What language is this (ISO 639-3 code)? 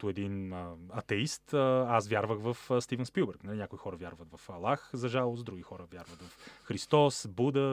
bul